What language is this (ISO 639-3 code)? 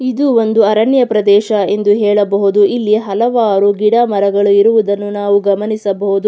kan